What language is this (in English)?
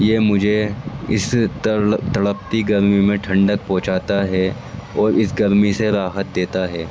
Urdu